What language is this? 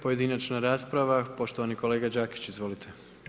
Croatian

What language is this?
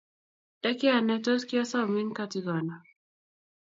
Kalenjin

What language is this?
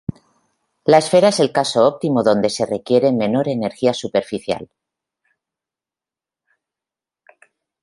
Spanish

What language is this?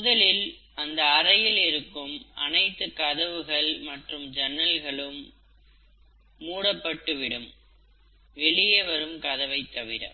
Tamil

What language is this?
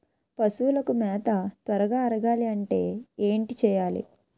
Telugu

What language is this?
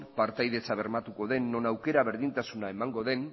Basque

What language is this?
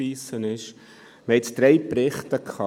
Swiss German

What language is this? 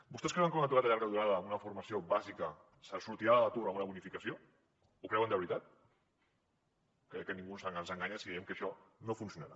Catalan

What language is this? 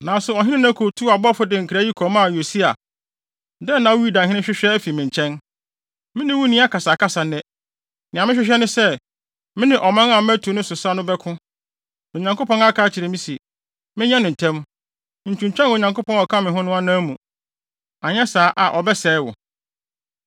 Akan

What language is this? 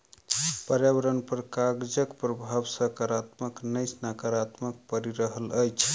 Maithili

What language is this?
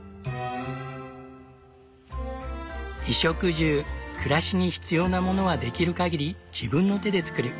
Japanese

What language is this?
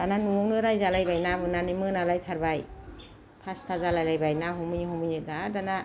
Bodo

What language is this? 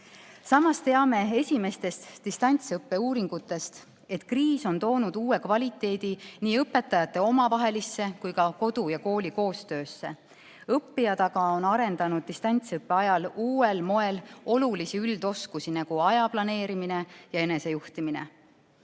Estonian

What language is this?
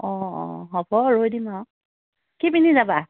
Assamese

